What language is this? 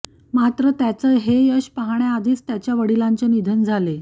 Marathi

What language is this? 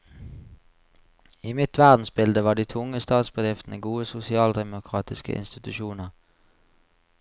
Norwegian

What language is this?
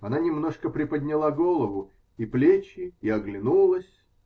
Russian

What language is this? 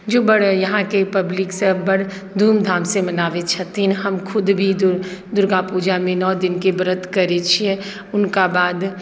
Maithili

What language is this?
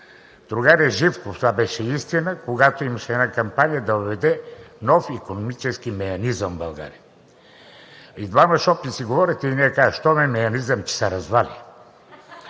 Bulgarian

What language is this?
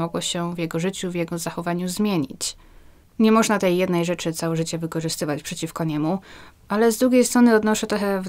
Polish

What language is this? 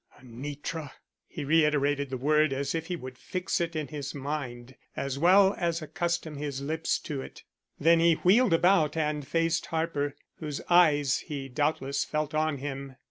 English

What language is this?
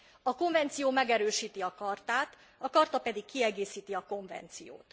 Hungarian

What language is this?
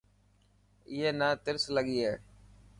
Dhatki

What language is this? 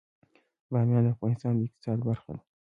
Pashto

